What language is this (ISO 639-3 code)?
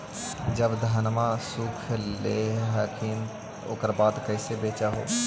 mag